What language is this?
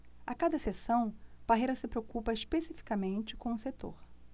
Portuguese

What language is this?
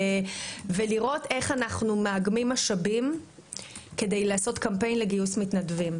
Hebrew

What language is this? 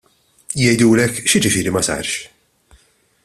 Maltese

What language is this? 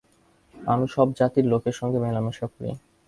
Bangla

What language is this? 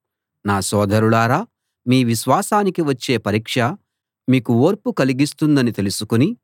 Telugu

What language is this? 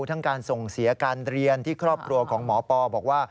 Thai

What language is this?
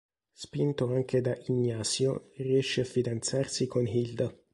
Italian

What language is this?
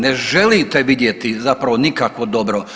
Croatian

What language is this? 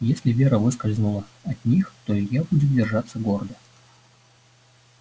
Russian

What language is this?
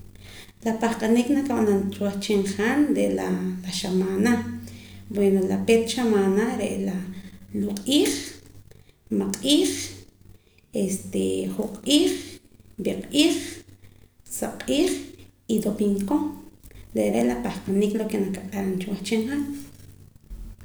Poqomam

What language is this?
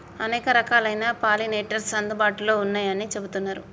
Telugu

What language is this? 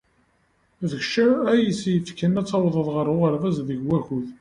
Kabyle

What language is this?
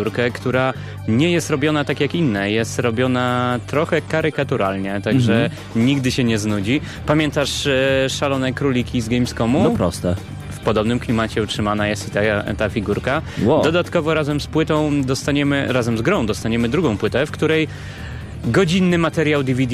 Polish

